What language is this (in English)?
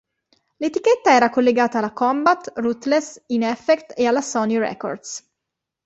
Italian